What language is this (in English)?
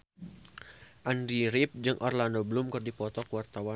Sundanese